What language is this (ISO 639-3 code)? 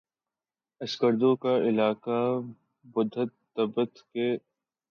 urd